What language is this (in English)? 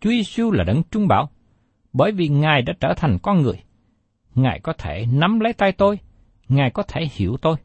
Vietnamese